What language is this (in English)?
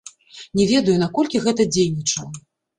Belarusian